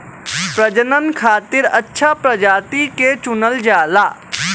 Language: Bhojpuri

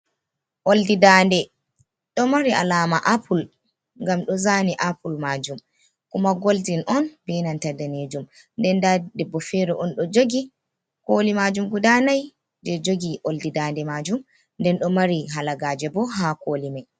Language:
Fula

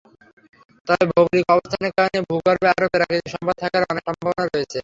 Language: Bangla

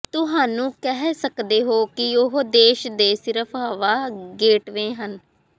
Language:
Punjabi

